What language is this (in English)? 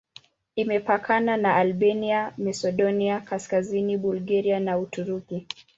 Swahili